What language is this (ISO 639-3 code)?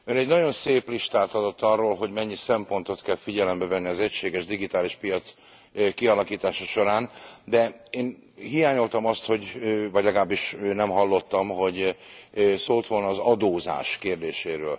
hun